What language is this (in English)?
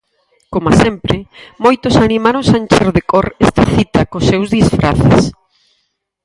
Galician